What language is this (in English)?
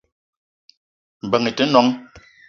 Eton (Cameroon)